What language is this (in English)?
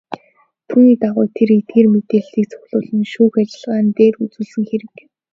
Mongolian